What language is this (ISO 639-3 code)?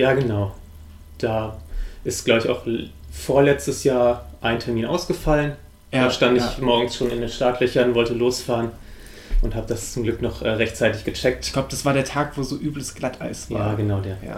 deu